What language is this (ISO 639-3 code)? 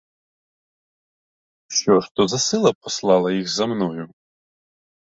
ukr